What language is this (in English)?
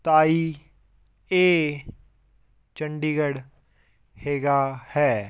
Punjabi